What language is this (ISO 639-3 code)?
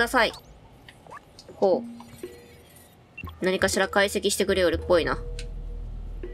jpn